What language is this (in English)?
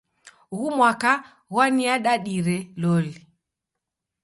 Taita